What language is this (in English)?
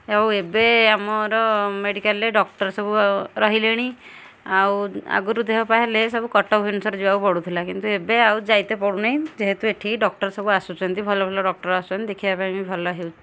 Odia